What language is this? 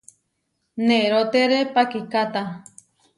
Huarijio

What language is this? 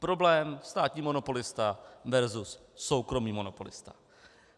Czech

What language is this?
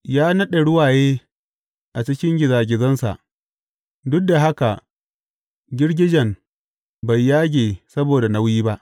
Hausa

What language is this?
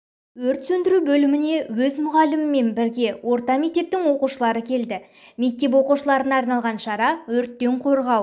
Kazakh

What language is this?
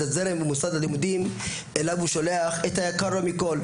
Hebrew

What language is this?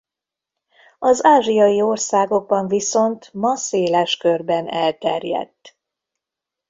Hungarian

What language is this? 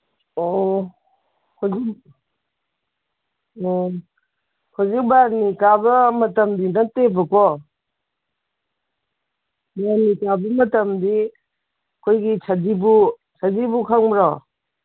Manipuri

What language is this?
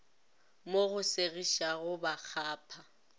Northern Sotho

